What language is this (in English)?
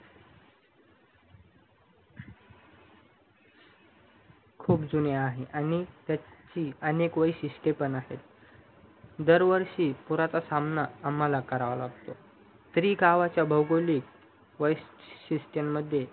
Marathi